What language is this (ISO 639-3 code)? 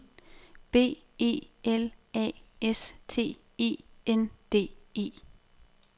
dan